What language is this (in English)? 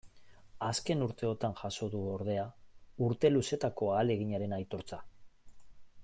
Basque